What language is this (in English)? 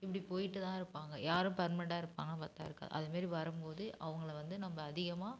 Tamil